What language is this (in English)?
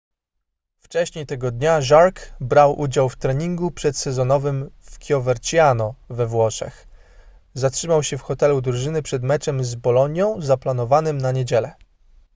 Polish